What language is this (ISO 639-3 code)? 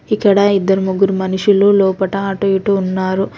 tel